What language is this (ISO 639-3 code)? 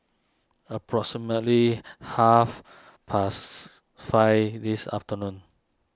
eng